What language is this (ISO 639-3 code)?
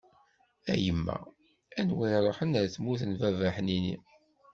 kab